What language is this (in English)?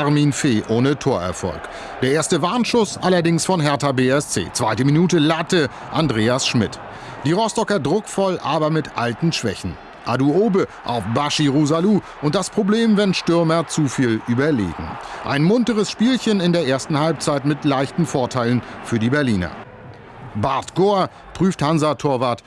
German